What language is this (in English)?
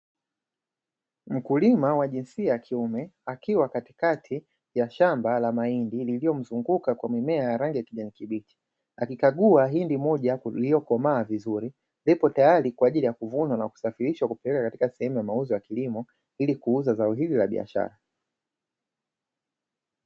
Swahili